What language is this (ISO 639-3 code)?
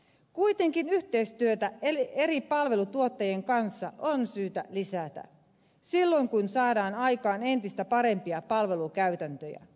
fin